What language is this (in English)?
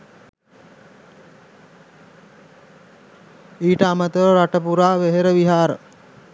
Sinhala